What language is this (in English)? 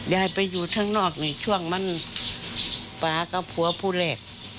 Thai